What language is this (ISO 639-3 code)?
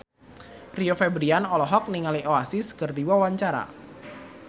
sun